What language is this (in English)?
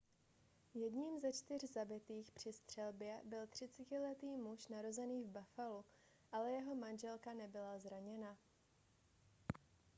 Czech